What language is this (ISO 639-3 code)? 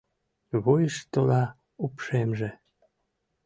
chm